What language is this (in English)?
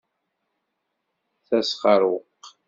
Kabyle